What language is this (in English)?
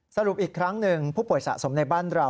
Thai